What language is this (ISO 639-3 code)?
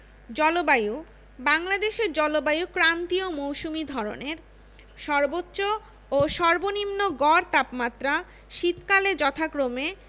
ben